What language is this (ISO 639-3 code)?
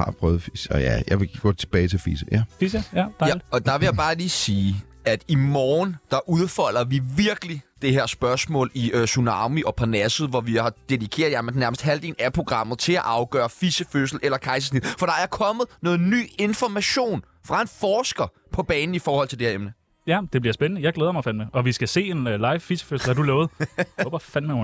dan